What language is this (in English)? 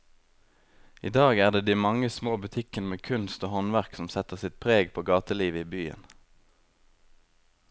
Norwegian